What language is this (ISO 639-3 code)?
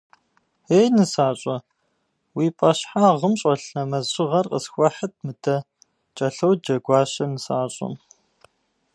kbd